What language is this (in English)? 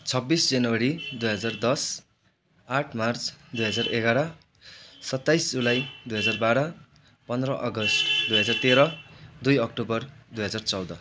Nepali